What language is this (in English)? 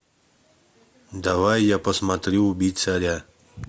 Russian